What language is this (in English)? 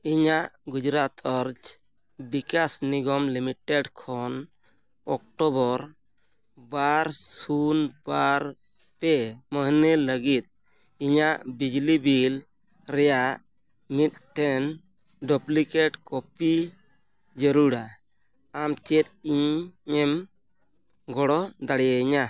Santali